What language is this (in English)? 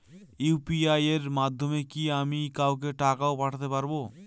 Bangla